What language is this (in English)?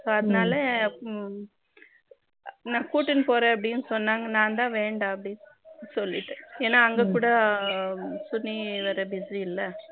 Tamil